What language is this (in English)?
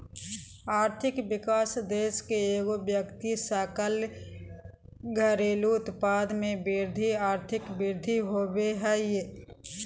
Magahi